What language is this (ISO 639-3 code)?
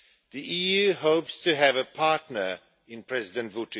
eng